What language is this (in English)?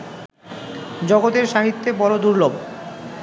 Bangla